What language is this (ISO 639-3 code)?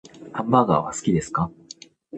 jpn